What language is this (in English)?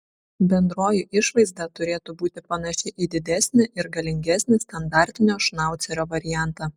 Lithuanian